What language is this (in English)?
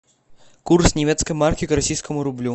Russian